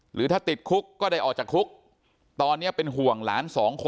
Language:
Thai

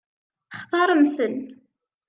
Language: Kabyle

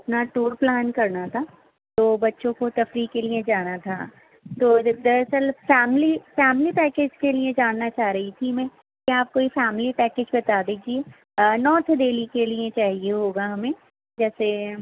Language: Urdu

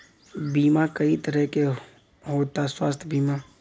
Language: Bhojpuri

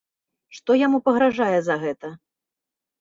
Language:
Belarusian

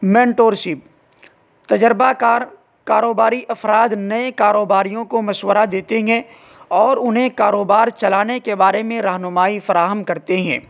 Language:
Urdu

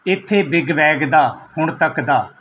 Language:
Punjabi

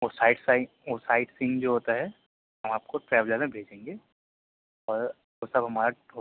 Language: Urdu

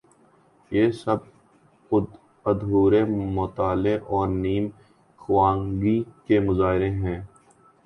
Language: Urdu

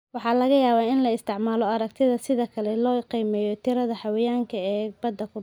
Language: Somali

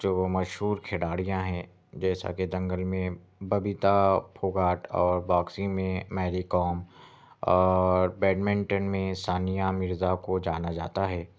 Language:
Urdu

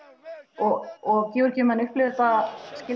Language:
Icelandic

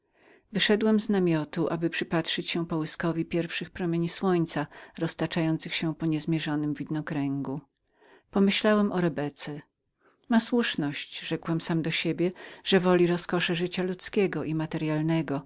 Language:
Polish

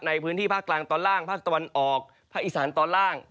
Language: Thai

